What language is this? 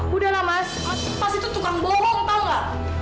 Indonesian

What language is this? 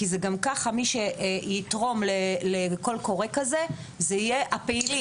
Hebrew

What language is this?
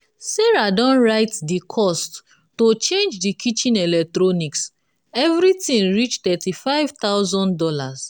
Nigerian Pidgin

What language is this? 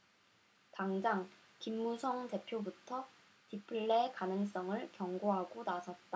Korean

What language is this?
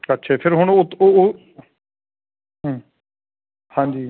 Punjabi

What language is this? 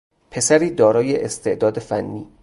Persian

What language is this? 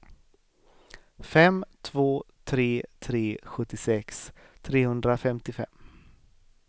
Swedish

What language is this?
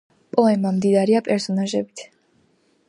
Georgian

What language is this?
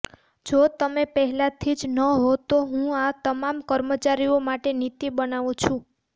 Gujarati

